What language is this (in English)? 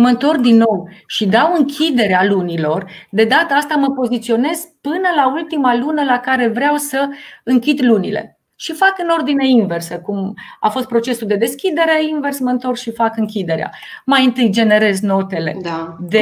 Romanian